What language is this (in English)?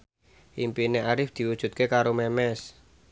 Javanese